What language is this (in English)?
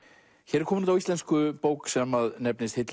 Icelandic